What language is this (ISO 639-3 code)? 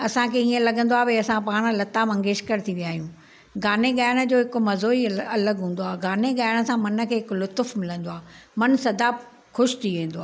snd